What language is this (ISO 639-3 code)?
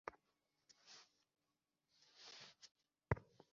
ben